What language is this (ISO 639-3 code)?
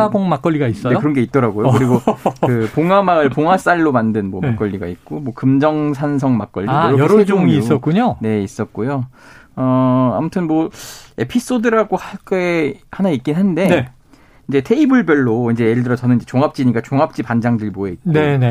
kor